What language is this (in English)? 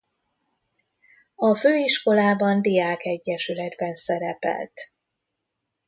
Hungarian